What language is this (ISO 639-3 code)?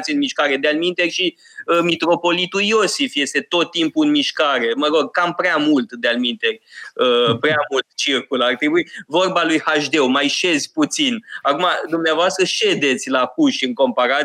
ron